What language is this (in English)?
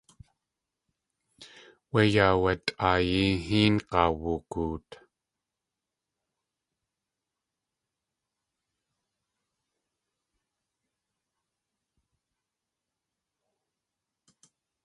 Tlingit